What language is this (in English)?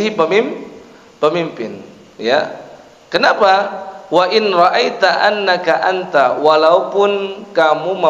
Indonesian